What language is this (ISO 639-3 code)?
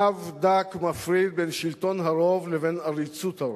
heb